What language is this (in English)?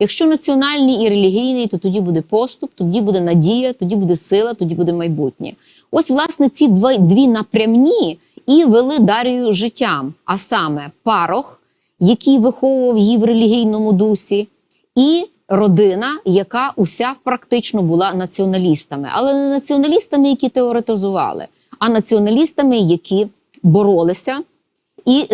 Ukrainian